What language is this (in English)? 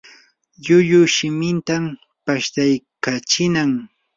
Yanahuanca Pasco Quechua